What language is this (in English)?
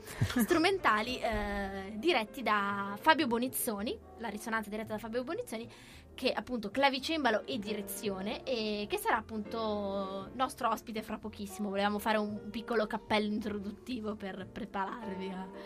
Italian